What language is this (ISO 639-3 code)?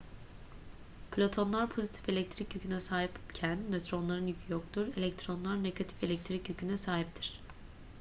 tur